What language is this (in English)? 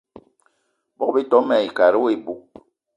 Eton (Cameroon)